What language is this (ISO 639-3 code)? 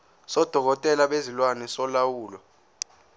zul